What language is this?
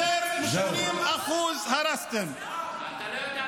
Hebrew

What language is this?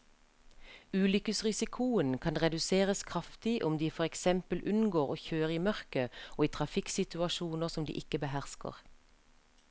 Norwegian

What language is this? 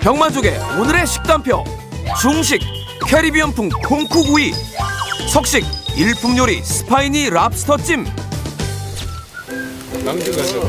Korean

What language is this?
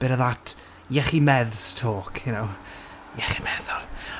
Welsh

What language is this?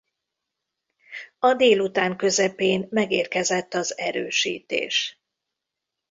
Hungarian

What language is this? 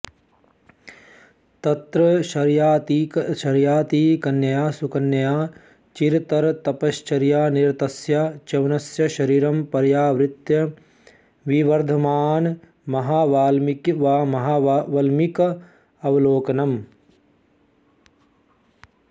Sanskrit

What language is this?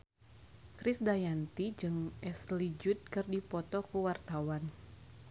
Sundanese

